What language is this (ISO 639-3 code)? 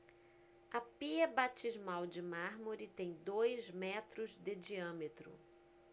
por